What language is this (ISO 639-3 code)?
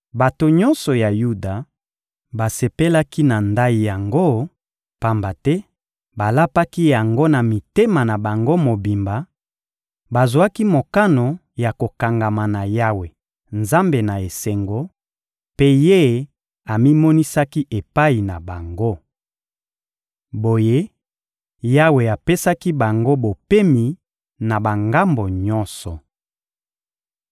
lin